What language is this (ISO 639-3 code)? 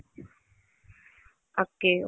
ori